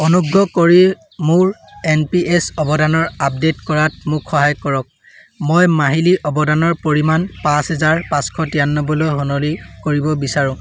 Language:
Assamese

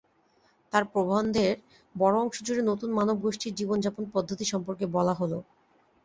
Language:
Bangla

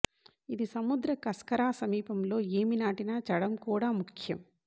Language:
Telugu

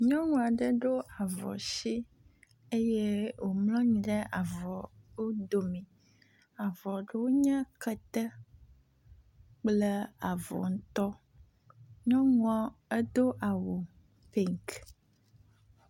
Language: Ewe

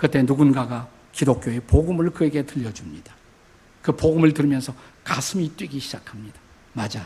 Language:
Korean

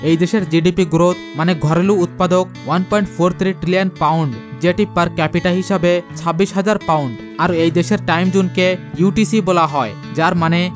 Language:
Bangla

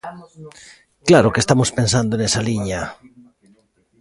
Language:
Galician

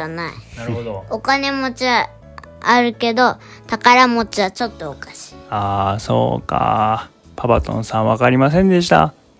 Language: Japanese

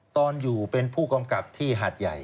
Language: Thai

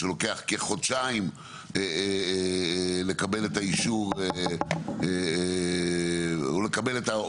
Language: Hebrew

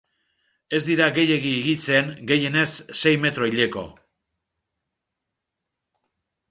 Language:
Basque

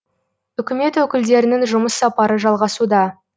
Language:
Kazakh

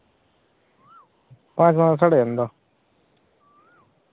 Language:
Santali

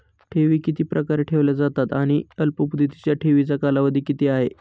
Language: Marathi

